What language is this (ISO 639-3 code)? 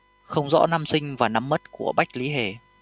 vie